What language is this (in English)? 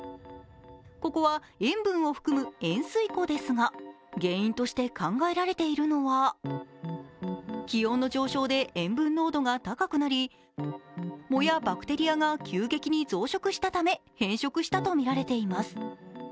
Japanese